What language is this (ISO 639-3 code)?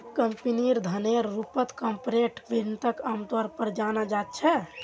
mag